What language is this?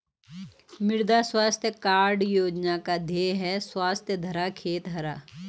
Hindi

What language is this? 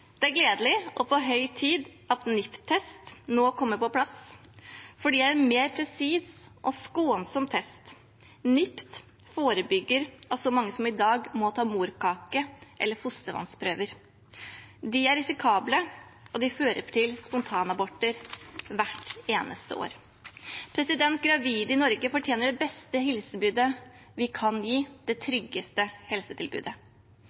Norwegian Bokmål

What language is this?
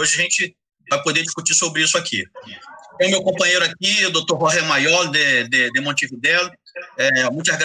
Portuguese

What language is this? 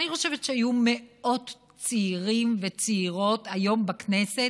Hebrew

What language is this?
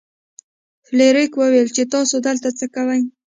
Pashto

